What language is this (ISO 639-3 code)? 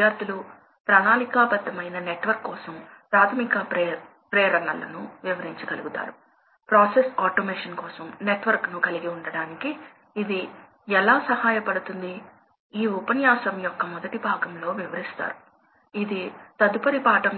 tel